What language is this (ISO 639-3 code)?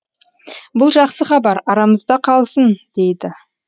kaz